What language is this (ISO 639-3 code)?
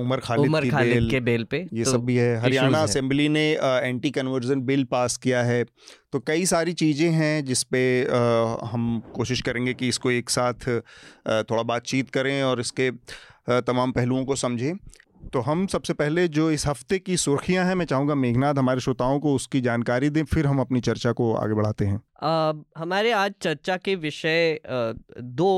hin